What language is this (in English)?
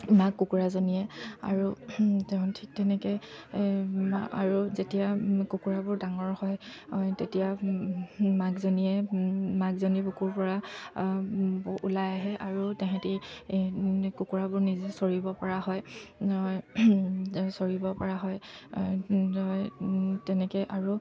Assamese